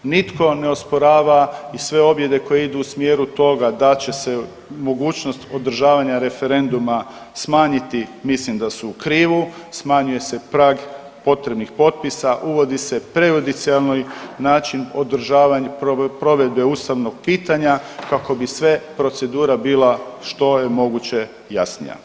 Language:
Croatian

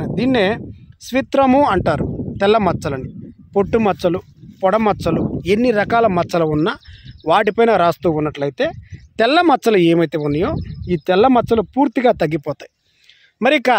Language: Telugu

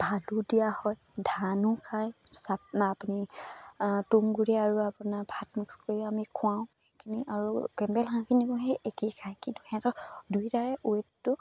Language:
Assamese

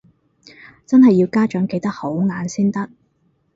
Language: Cantonese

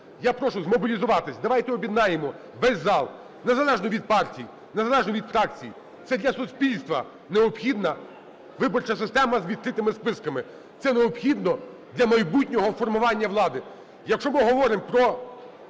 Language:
Ukrainian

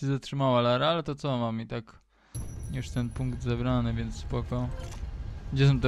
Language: Polish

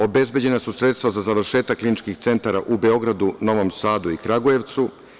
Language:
Serbian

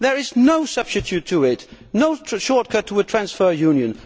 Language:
English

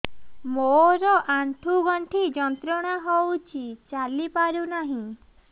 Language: Odia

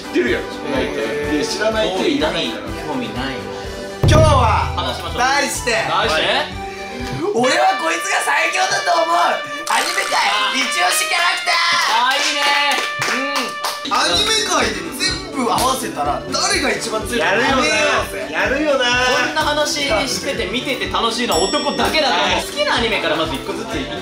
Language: Japanese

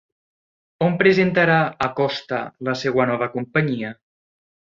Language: Catalan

